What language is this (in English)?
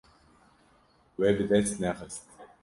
Kurdish